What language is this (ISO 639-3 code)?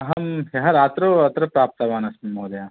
san